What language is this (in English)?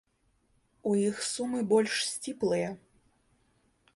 Belarusian